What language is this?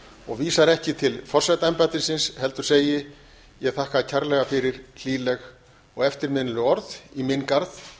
Icelandic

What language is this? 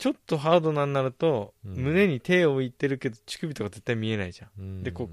Japanese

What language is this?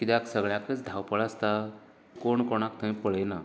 Konkani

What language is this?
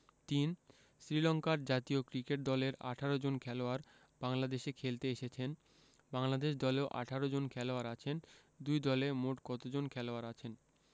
Bangla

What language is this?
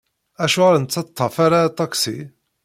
Kabyle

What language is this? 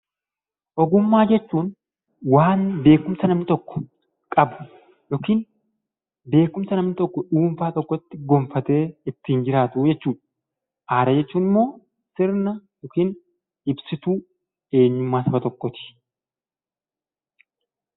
Oromo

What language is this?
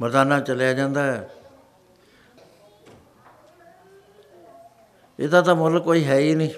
Punjabi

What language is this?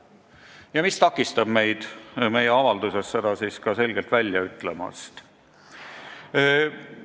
Estonian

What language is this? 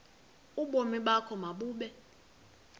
Xhosa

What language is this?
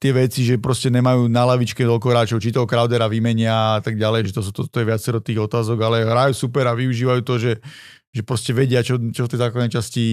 Slovak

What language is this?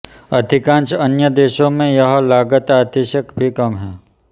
Hindi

